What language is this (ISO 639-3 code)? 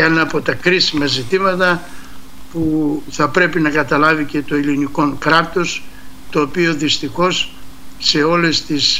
ell